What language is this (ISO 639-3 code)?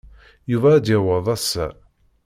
kab